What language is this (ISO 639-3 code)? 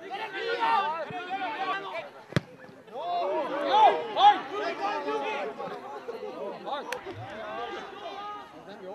hun